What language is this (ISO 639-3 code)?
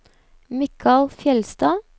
nor